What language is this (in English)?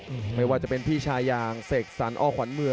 Thai